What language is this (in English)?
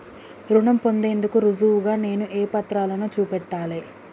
Telugu